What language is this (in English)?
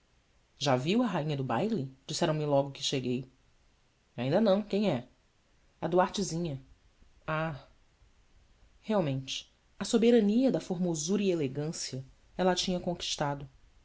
Portuguese